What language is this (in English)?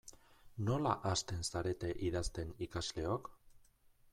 Basque